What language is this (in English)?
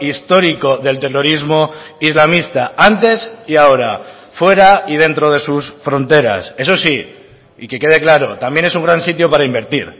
Spanish